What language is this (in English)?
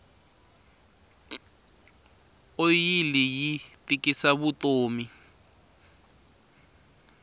Tsonga